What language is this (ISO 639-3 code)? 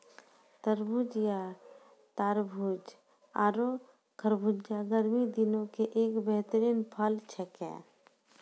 mai